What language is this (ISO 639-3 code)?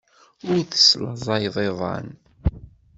kab